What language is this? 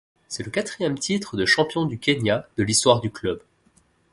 French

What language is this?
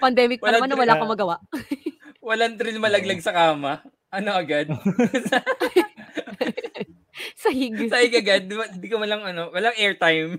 Filipino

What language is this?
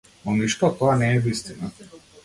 Macedonian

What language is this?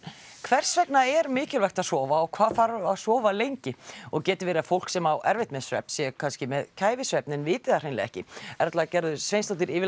Icelandic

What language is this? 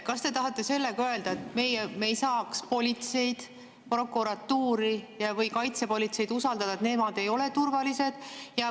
Estonian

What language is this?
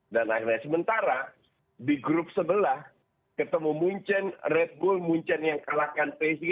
Indonesian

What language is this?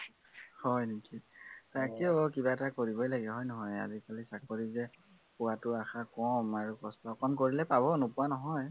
Assamese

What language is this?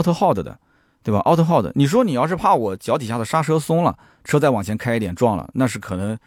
Chinese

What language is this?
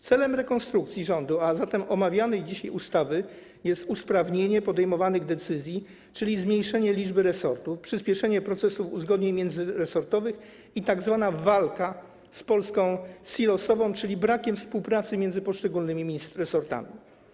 Polish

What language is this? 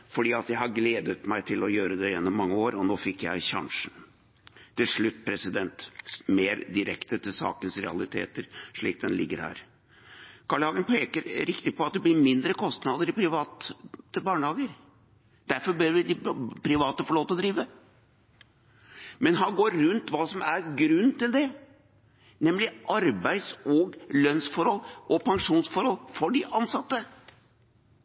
Norwegian Bokmål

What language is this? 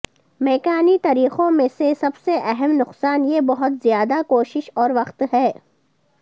Urdu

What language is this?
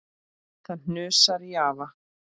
Icelandic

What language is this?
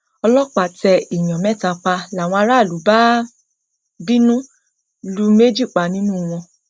Yoruba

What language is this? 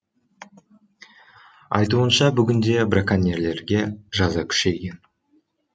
Kazakh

